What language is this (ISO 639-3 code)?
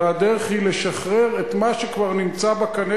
heb